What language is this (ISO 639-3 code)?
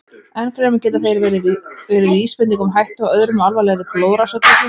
isl